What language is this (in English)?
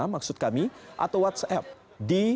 Indonesian